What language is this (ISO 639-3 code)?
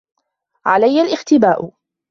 ara